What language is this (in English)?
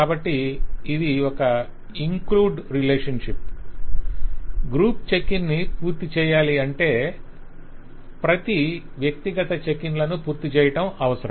Telugu